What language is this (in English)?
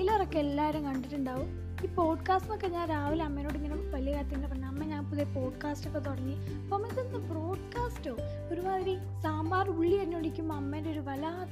Malayalam